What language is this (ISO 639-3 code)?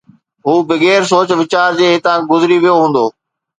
snd